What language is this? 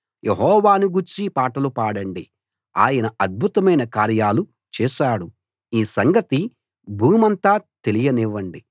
Telugu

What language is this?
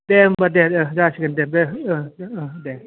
Bodo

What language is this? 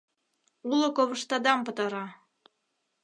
Mari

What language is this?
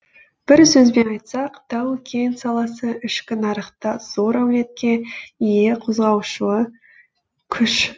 Kazakh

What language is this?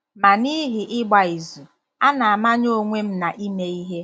Igbo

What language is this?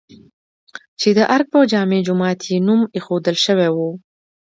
Pashto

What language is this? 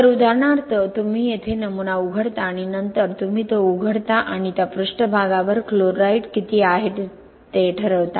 Marathi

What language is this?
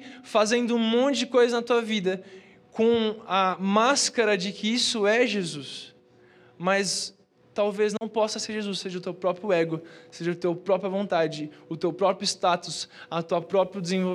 Portuguese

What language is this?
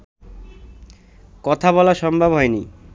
Bangla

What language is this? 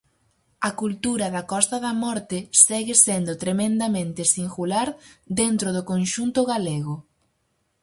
Galician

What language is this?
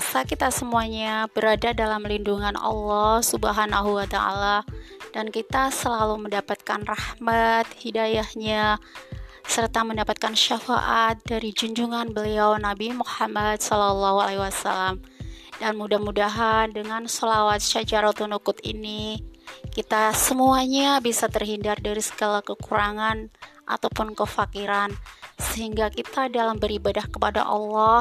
Indonesian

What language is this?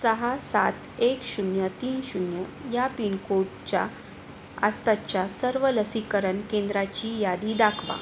Marathi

